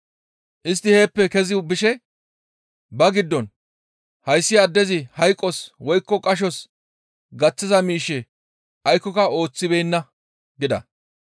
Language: Gamo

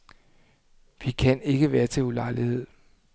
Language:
Danish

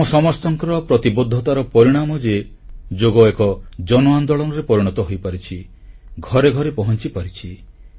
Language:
Odia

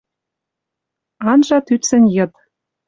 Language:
Western Mari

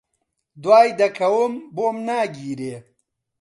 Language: Central Kurdish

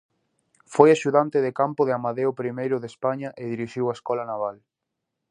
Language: Galician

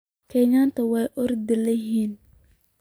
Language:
Somali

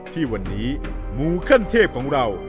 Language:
Thai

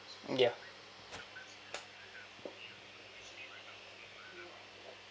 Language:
English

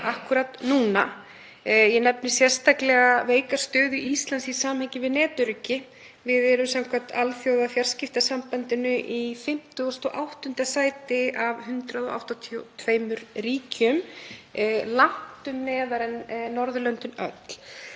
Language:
Icelandic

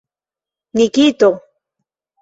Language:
Esperanto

